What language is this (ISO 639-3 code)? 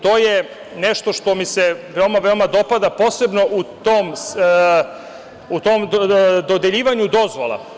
srp